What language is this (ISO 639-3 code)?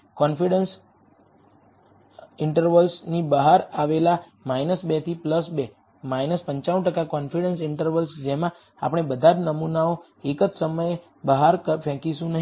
guj